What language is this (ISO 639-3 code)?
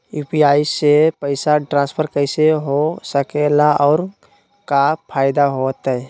mag